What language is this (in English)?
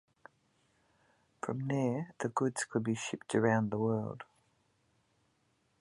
English